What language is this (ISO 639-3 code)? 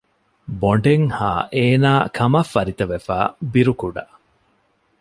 div